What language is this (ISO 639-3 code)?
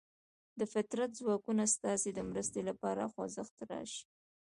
pus